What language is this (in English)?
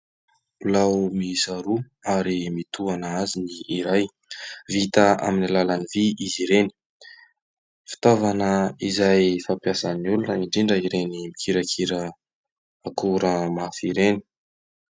Malagasy